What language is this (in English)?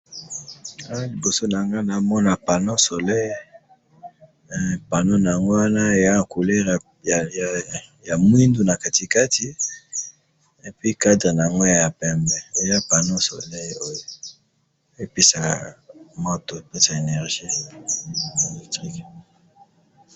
Lingala